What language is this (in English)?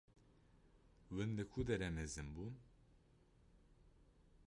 Kurdish